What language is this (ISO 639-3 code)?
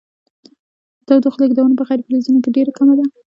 pus